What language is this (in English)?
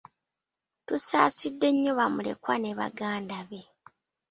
Ganda